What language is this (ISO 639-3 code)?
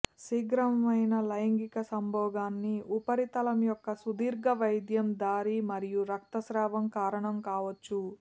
tel